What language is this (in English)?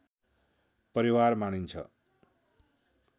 Nepali